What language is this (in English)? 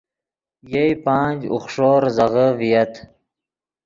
Yidgha